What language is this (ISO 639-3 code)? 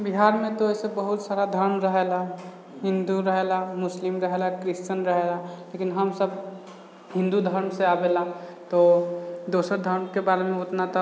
mai